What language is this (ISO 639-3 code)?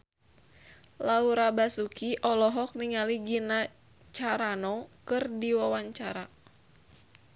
sun